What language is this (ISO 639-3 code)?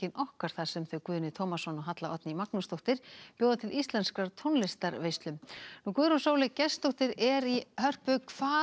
isl